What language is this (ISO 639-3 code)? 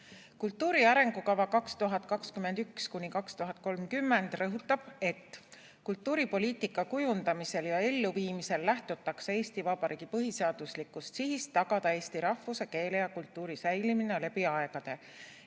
est